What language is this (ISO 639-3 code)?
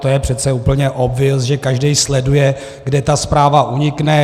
ces